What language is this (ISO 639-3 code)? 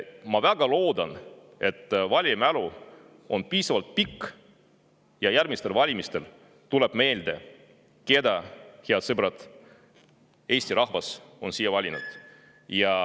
est